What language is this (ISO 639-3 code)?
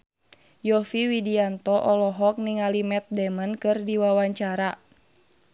sun